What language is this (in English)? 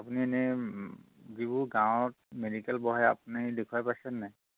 Assamese